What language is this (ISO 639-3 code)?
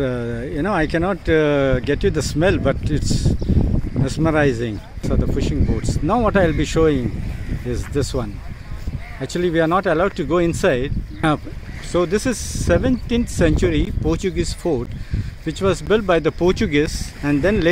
eng